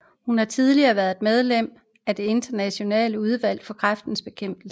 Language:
Danish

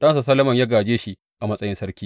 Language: Hausa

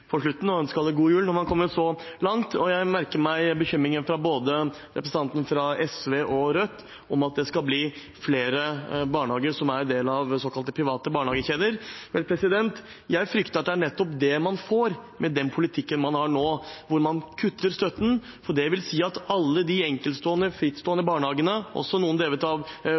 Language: Norwegian Bokmål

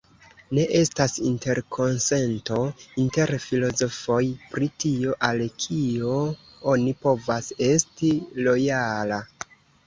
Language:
Esperanto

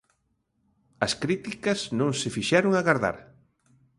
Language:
Galician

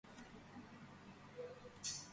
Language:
Georgian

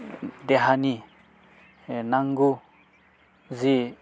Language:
Bodo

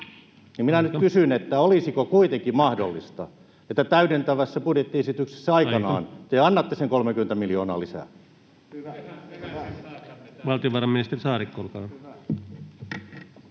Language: Finnish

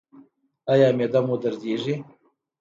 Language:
Pashto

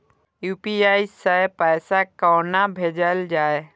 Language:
Maithili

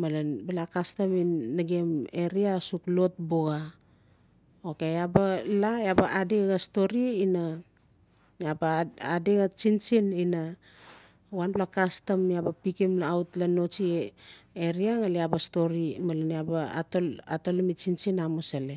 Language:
Notsi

